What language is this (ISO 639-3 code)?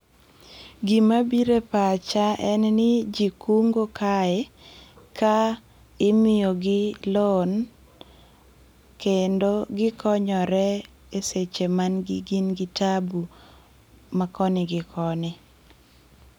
luo